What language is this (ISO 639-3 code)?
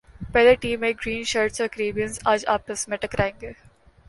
urd